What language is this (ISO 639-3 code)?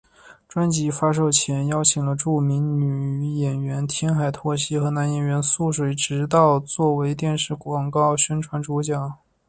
zho